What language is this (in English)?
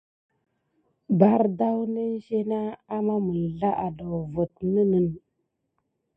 Gidar